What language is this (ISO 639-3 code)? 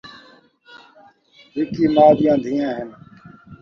skr